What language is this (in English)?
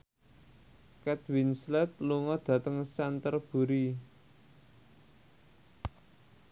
Javanese